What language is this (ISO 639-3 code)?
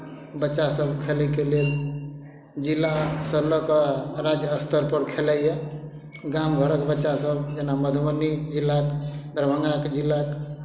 mai